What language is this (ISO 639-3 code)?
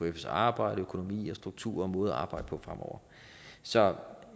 dan